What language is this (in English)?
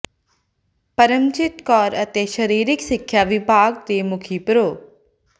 Punjabi